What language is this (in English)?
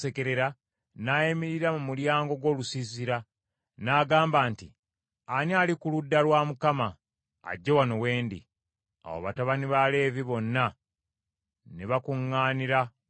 Ganda